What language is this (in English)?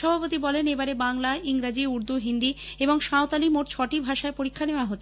Bangla